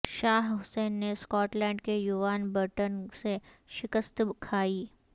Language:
Urdu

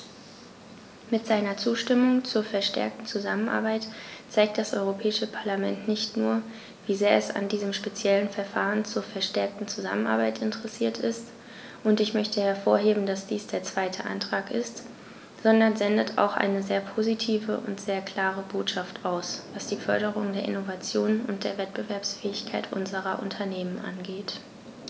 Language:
German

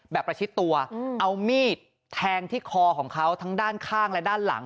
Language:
Thai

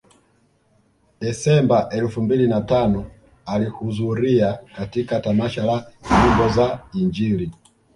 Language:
Swahili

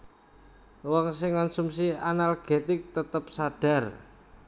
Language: Javanese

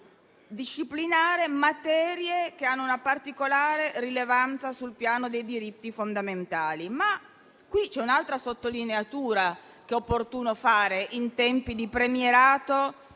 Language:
Italian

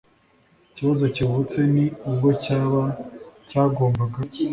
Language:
Kinyarwanda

